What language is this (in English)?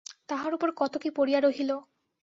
Bangla